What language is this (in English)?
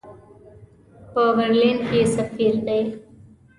Pashto